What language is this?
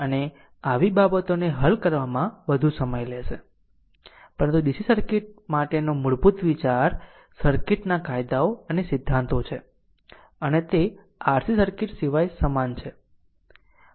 Gujarati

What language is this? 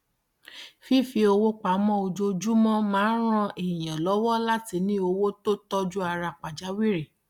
Yoruba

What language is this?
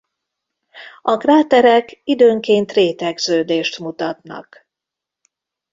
Hungarian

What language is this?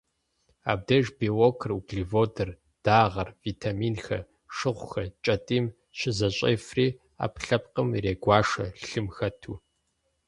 Kabardian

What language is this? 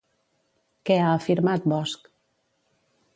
Catalan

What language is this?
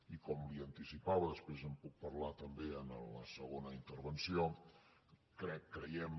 Catalan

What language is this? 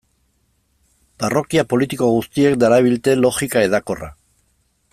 Basque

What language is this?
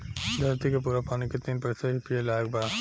Bhojpuri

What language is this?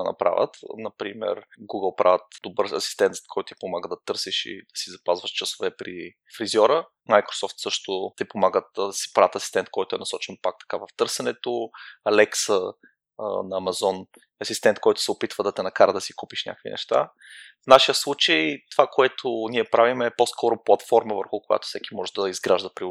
Bulgarian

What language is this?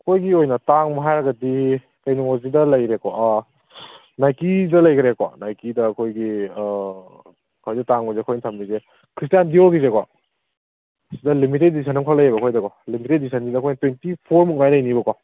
Manipuri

